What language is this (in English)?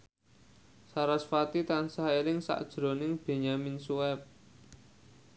Javanese